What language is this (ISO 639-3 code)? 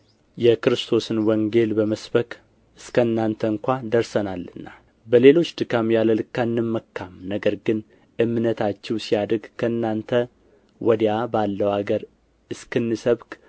amh